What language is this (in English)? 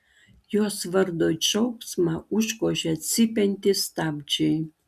Lithuanian